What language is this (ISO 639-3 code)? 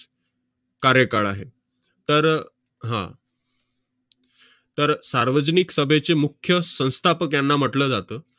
mar